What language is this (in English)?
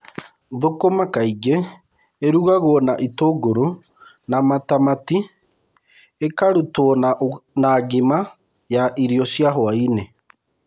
Kikuyu